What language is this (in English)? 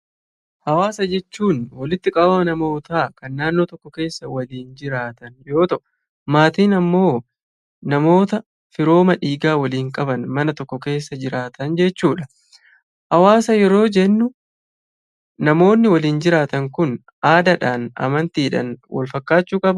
Oromo